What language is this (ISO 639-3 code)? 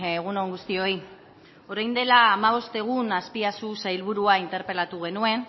eus